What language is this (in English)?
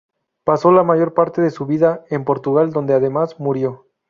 Spanish